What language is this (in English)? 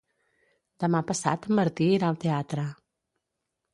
Catalan